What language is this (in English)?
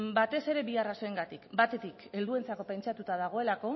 Basque